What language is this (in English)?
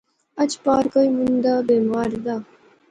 Pahari-Potwari